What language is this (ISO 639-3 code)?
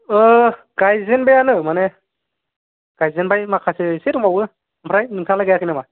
brx